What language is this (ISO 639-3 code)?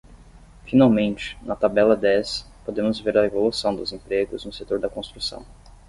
por